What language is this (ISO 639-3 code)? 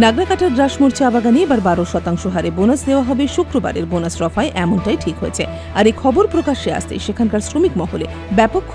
ron